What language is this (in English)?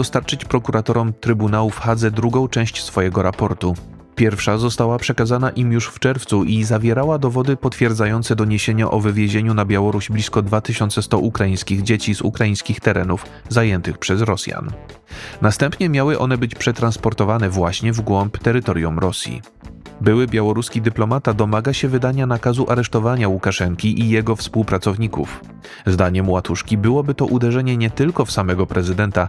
Polish